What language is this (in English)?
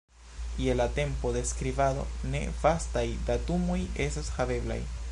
Esperanto